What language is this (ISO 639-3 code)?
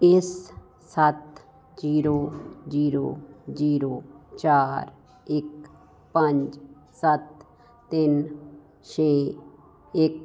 pan